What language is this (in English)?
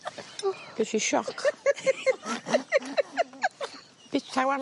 Welsh